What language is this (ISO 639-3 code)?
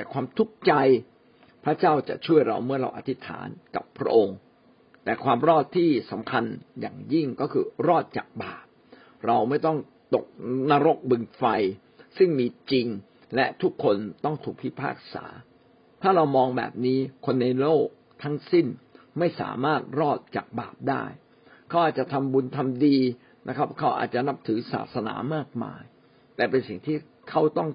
tha